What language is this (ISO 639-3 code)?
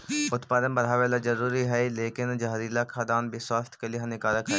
mag